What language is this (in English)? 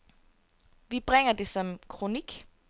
Danish